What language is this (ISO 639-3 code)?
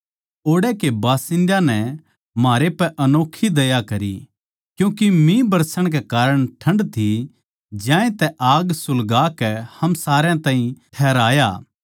bgc